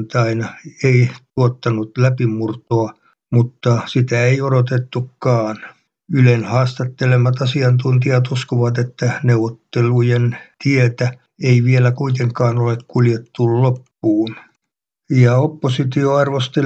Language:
Finnish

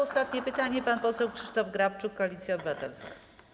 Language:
Polish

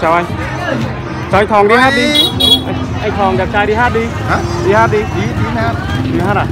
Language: Vietnamese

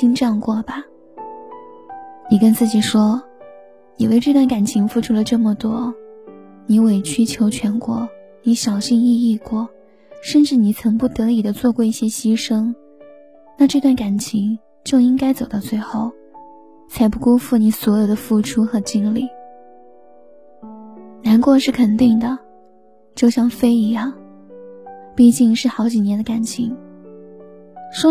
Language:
Chinese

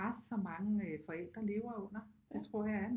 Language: Danish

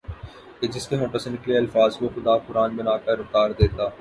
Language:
Urdu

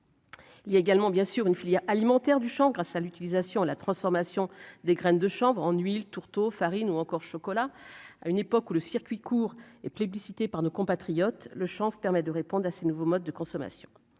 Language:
French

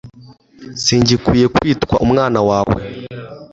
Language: Kinyarwanda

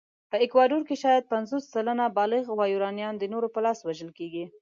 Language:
Pashto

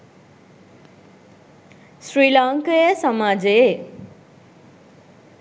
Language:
Sinhala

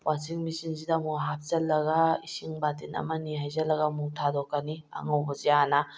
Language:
Manipuri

